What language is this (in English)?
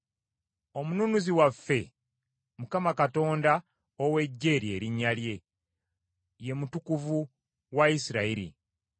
Ganda